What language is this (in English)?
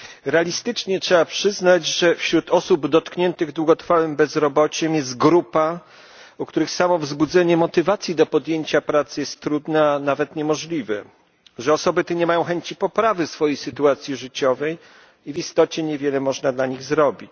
Polish